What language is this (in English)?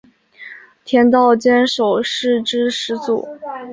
Chinese